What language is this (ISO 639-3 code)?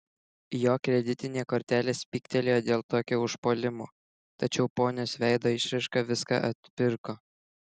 lit